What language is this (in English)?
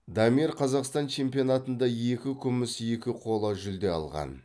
Kazakh